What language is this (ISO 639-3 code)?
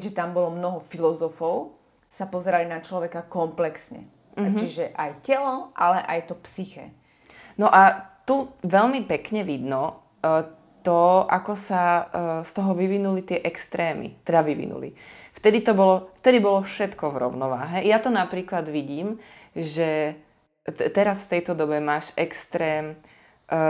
slk